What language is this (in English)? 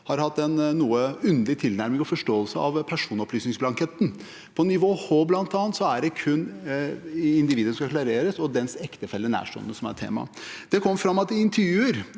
Norwegian